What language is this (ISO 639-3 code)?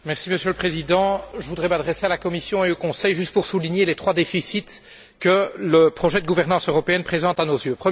fra